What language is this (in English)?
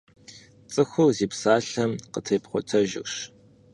Kabardian